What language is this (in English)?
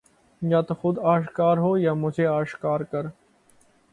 Urdu